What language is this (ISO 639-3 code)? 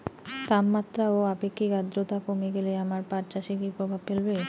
ben